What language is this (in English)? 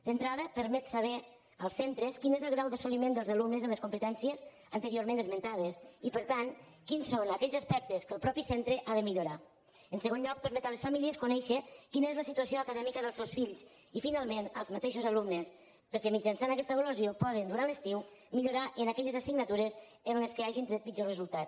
Catalan